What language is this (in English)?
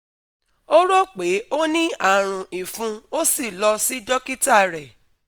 Yoruba